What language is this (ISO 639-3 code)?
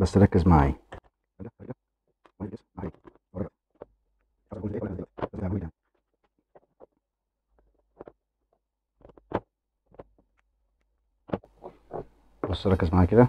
ara